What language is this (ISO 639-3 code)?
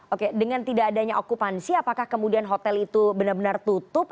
ind